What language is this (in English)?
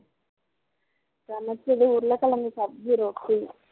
Tamil